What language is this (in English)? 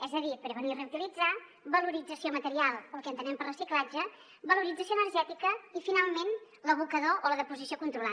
Catalan